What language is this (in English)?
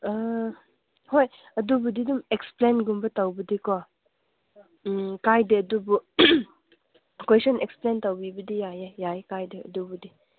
Manipuri